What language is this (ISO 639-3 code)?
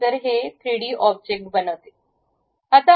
mar